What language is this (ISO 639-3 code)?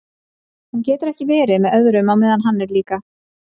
isl